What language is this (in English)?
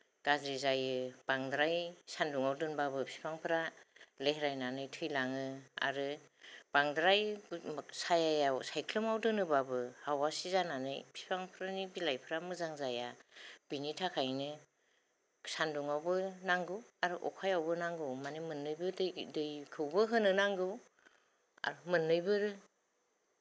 Bodo